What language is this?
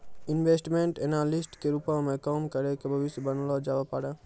Maithili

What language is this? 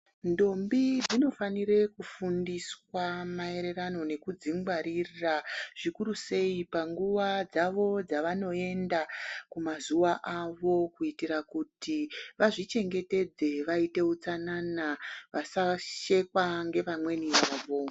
Ndau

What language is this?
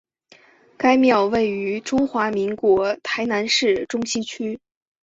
Chinese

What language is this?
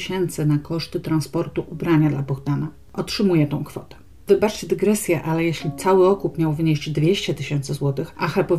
Polish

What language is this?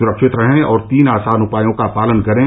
Hindi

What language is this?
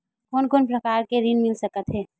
Chhattisgarhi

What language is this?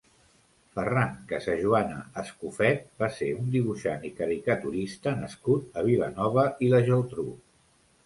Catalan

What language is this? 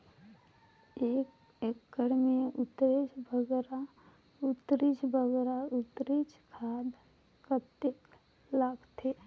Chhattisgarhi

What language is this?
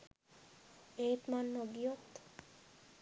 Sinhala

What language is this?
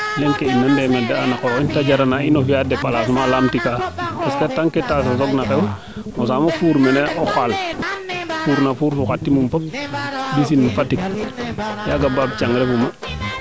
Serer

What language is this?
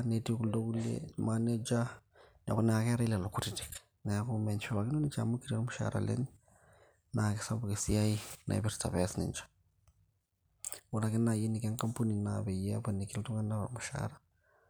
Masai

